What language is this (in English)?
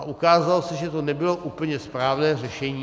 Czech